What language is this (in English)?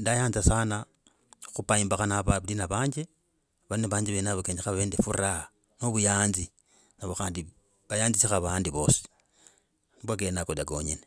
Logooli